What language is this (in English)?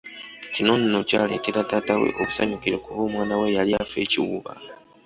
Ganda